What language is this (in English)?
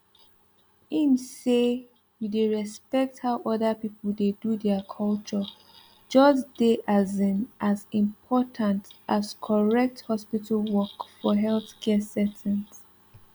Nigerian Pidgin